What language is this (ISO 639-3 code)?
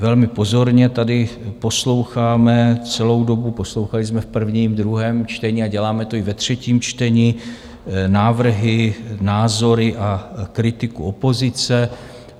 ces